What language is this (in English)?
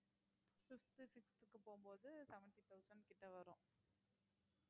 Tamil